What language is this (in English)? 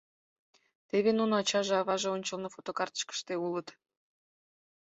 Mari